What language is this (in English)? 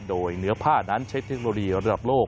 Thai